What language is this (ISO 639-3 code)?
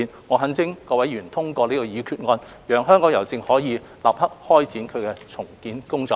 yue